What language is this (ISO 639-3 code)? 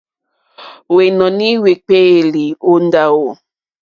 bri